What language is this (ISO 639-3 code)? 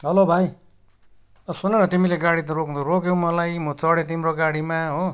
nep